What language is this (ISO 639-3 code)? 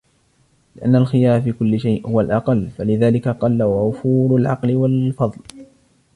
ara